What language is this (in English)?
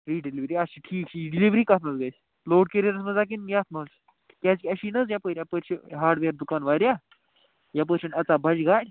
Kashmiri